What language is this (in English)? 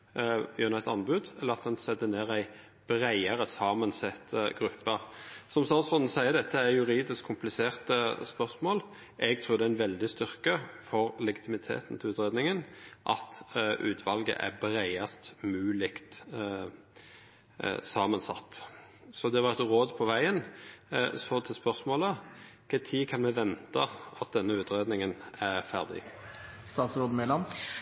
Norwegian Nynorsk